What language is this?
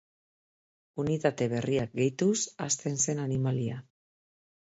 Basque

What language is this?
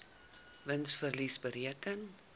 Afrikaans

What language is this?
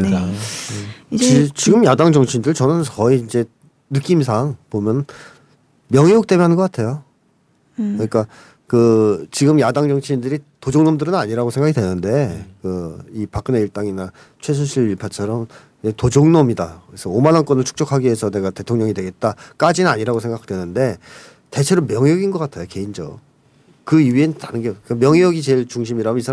Korean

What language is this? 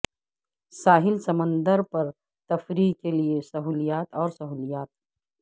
Urdu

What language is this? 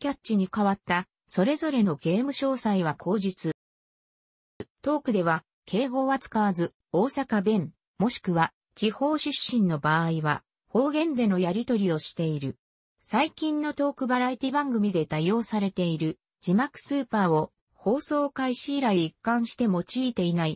Japanese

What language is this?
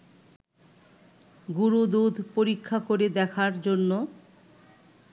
Bangla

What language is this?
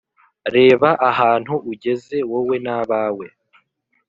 Kinyarwanda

